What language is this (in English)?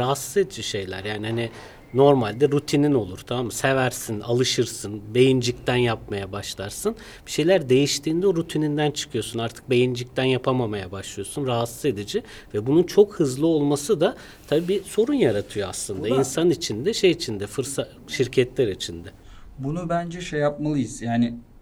Turkish